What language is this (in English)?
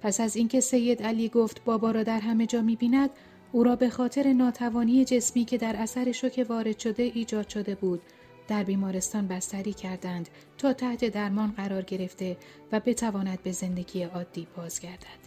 Persian